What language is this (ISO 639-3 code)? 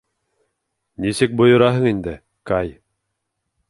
bak